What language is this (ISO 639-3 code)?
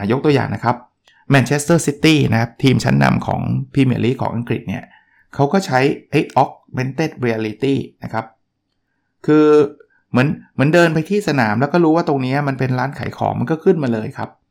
tha